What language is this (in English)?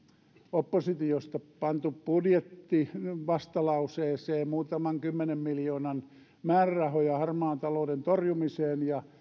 Finnish